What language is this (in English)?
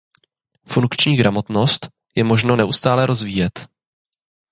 Czech